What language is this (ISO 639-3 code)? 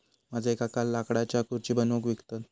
mar